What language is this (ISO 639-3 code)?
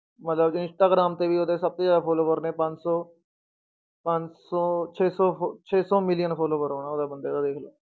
pan